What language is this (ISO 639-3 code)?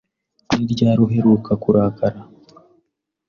kin